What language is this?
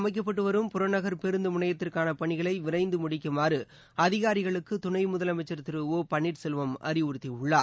Tamil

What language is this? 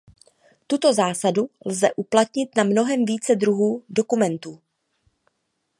Czech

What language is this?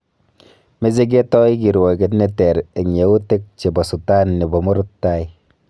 Kalenjin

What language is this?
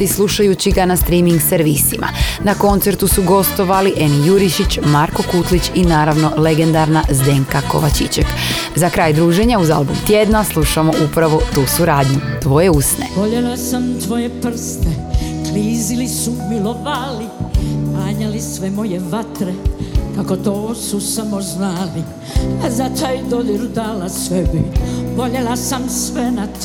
Croatian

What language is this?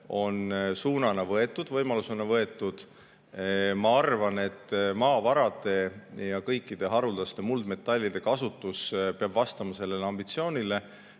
Estonian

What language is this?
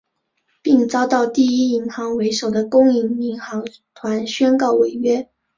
Chinese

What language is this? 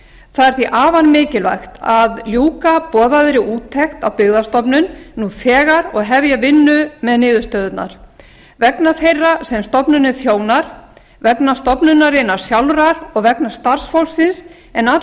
Icelandic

